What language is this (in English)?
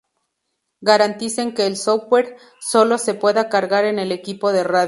Spanish